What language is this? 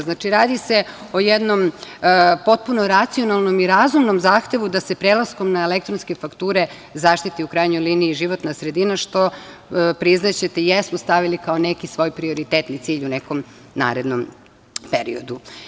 Serbian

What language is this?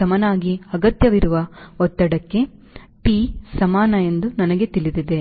Kannada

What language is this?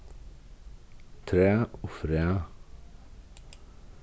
Faroese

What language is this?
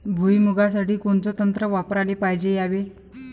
Marathi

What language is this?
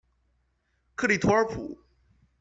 Chinese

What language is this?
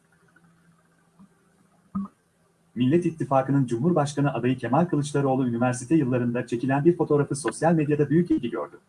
Turkish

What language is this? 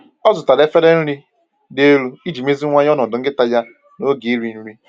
Igbo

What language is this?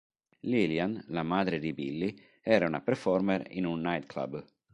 Italian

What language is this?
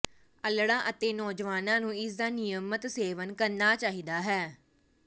Punjabi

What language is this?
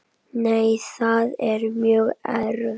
Icelandic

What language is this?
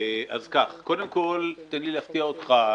Hebrew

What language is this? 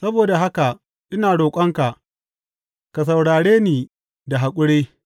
Hausa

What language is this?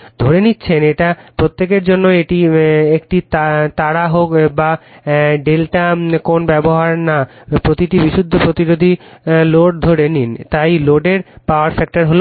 Bangla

